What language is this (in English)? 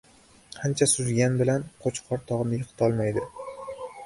Uzbek